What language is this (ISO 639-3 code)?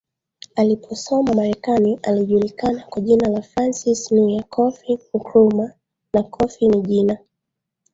swa